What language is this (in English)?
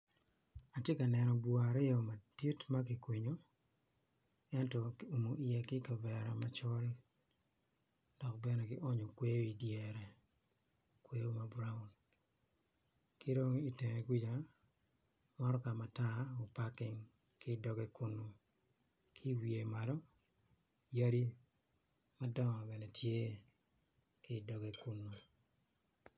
Acoli